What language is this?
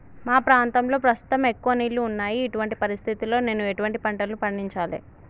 Telugu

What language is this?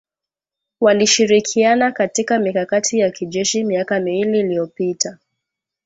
Swahili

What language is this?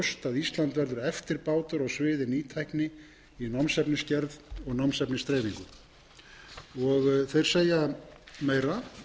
Icelandic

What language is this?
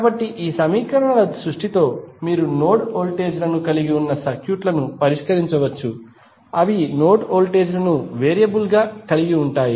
Telugu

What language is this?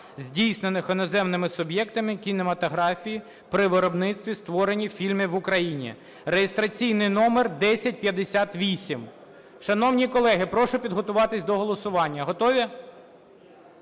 Ukrainian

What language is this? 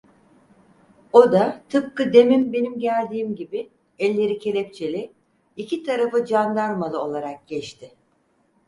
Turkish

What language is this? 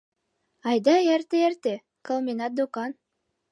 Mari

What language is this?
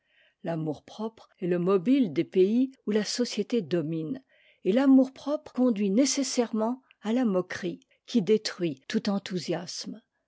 French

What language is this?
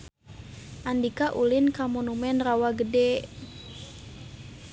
Sundanese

